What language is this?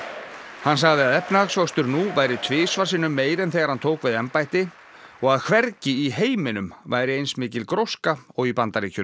Icelandic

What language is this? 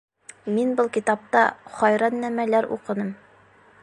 Bashkir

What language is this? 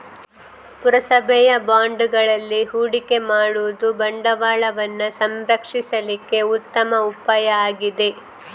Kannada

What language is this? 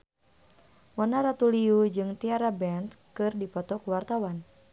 Sundanese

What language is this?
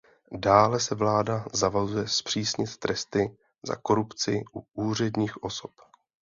Czech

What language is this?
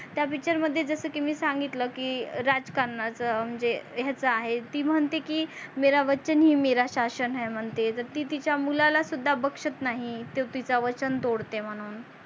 Marathi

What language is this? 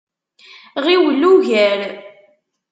Kabyle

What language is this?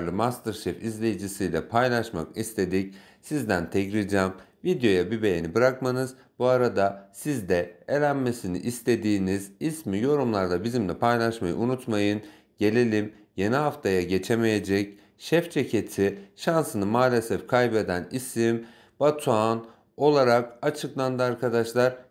Turkish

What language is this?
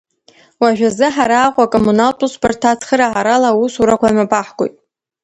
Abkhazian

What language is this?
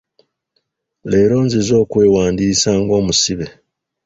Ganda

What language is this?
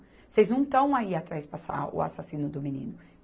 Portuguese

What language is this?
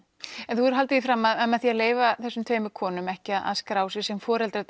Icelandic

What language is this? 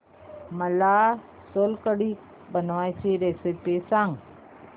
Marathi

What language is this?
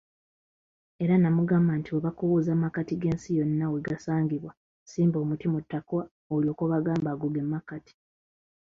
Ganda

